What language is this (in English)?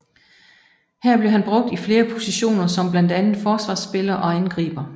Danish